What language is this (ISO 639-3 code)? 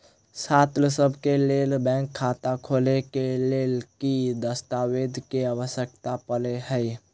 mai